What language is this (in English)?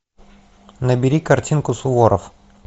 Russian